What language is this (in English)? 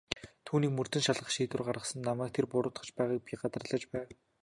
Mongolian